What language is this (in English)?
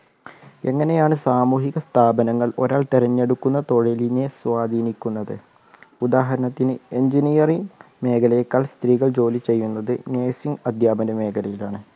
Malayalam